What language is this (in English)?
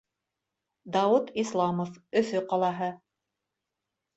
Bashkir